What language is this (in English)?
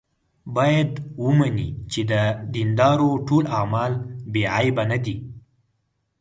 Pashto